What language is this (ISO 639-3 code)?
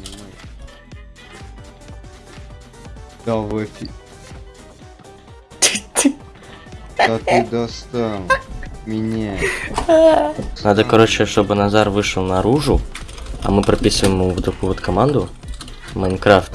rus